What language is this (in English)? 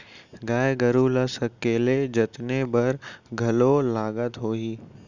Chhattisgarhi